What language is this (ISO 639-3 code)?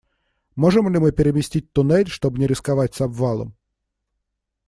rus